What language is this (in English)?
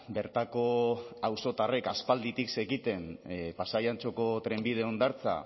Basque